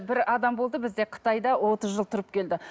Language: Kazakh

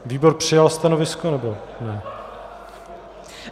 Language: Czech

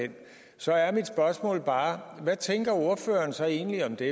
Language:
Danish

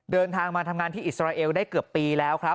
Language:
Thai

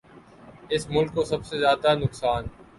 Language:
Urdu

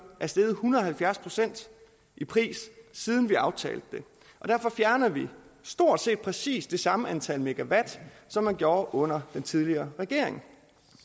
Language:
Danish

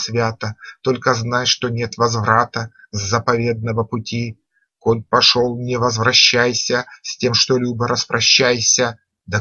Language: Russian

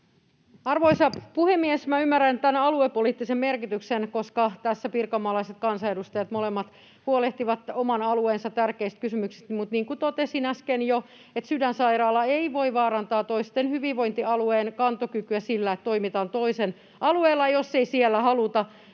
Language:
Finnish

